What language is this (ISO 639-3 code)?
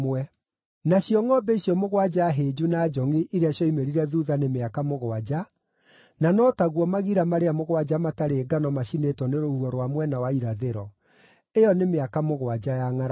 kik